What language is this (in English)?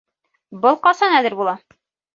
Bashkir